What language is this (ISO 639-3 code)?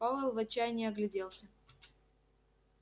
rus